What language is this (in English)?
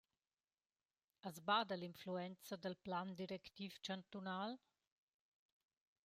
Romansh